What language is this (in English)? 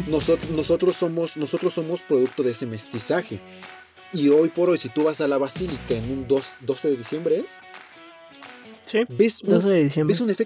Spanish